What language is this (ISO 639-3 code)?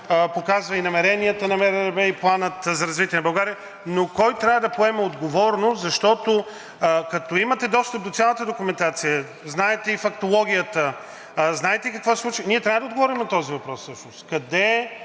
bul